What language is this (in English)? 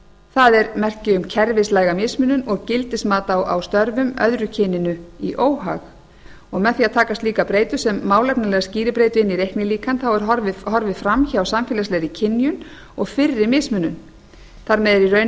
Icelandic